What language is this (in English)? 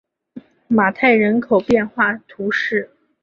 Chinese